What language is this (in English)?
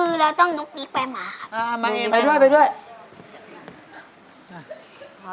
Thai